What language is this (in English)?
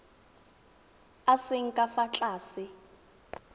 Tswana